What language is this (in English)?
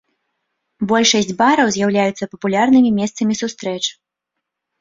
Belarusian